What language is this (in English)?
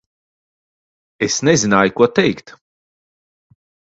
Latvian